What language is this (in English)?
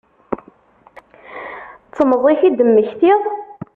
Kabyle